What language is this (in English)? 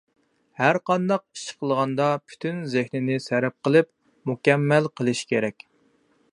Uyghur